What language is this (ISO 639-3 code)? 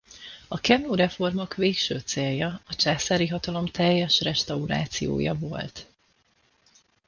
hun